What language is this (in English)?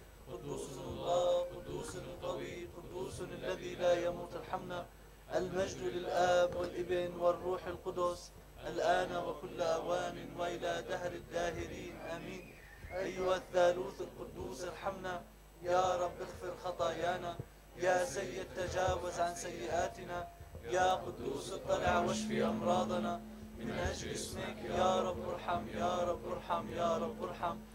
Arabic